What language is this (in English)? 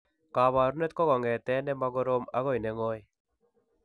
Kalenjin